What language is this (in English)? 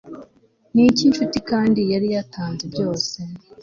Kinyarwanda